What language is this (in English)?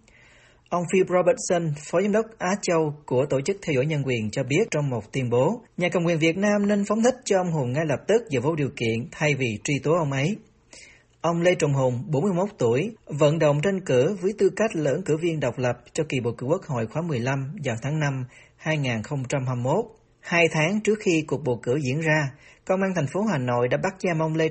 Vietnamese